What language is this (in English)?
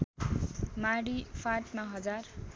Nepali